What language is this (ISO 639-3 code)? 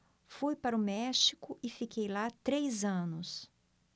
por